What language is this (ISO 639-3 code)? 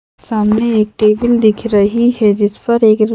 hin